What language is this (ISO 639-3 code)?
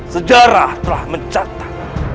ind